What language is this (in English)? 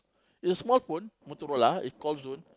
English